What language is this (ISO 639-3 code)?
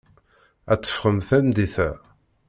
kab